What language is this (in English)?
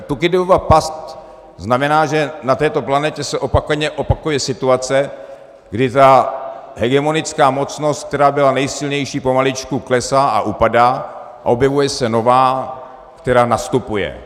Czech